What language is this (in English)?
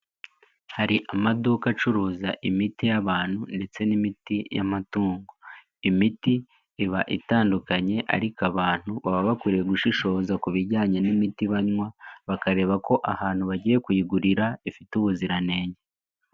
Kinyarwanda